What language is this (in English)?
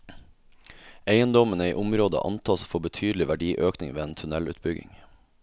Norwegian